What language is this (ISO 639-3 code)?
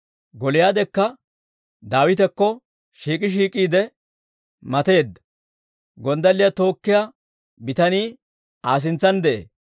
dwr